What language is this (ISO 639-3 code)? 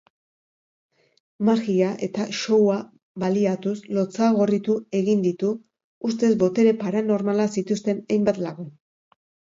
eus